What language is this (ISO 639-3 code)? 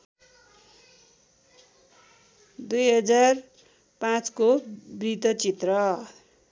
nep